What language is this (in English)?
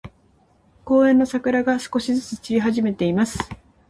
Japanese